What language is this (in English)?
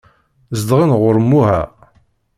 Kabyle